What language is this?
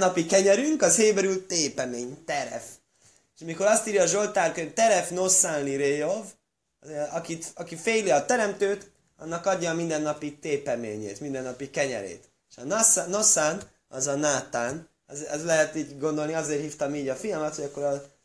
Hungarian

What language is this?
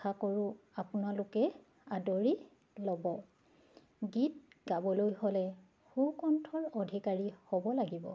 Assamese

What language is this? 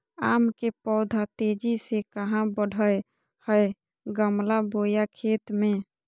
Magahi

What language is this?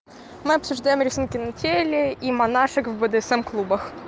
Russian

